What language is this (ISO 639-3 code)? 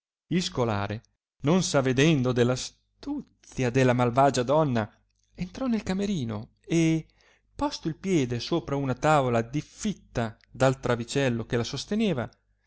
ita